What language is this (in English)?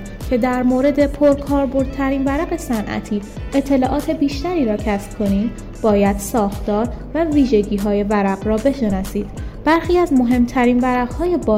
Persian